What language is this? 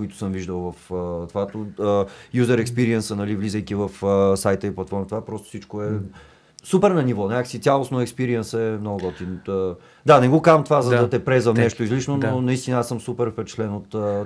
Bulgarian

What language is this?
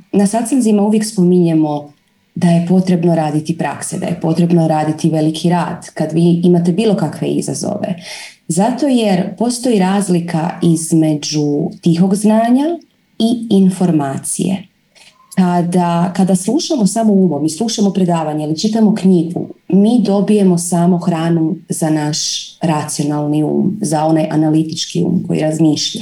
Croatian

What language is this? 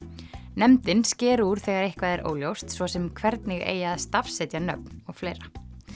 Icelandic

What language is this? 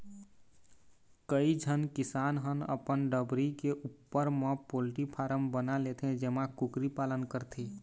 Chhattisgarhi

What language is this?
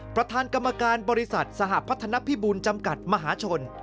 Thai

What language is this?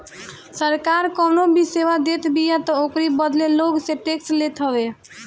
Bhojpuri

